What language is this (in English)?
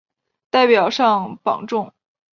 Chinese